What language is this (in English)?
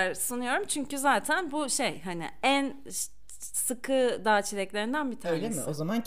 Turkish